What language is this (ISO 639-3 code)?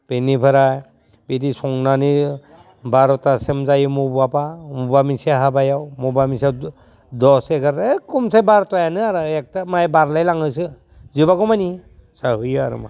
brx